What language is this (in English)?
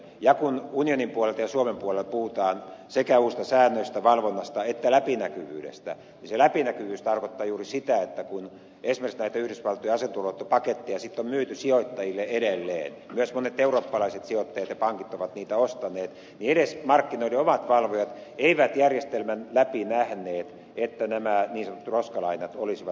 Finnish